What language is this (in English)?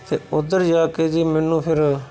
Punjabi